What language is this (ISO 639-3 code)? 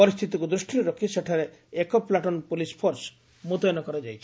ori